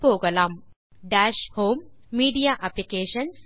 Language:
Tamil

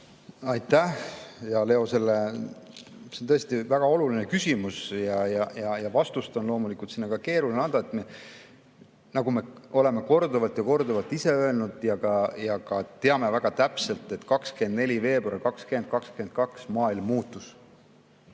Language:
Estonian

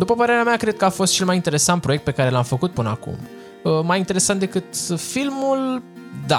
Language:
Romanian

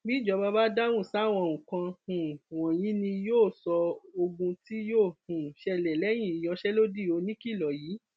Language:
Yoruba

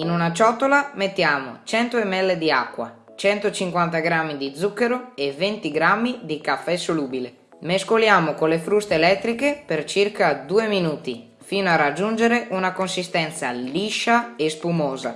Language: Italian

